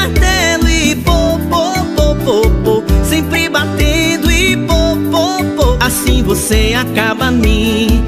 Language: Portuguese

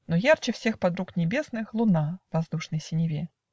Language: Russian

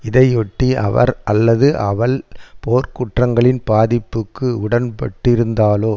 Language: Tamil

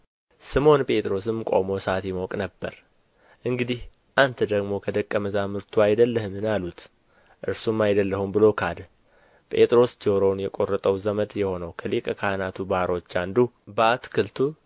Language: Amharic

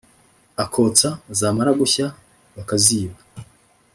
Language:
Kinyarwanda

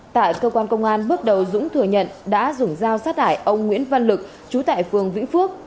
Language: Vietnamese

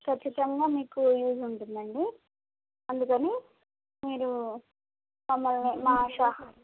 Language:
Telugu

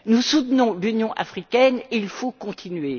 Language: French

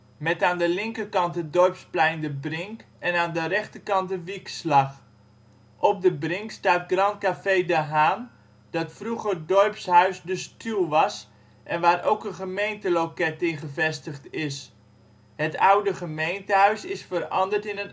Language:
Dutch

